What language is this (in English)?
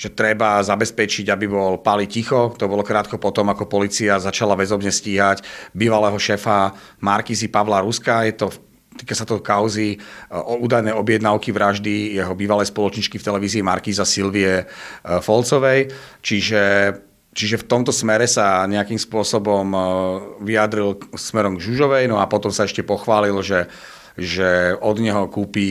Slovak